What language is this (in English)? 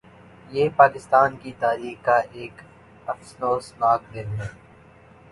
Urdu